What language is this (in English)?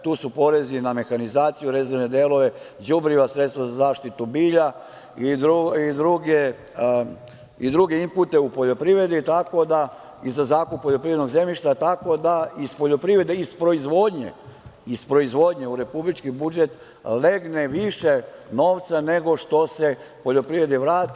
Serbian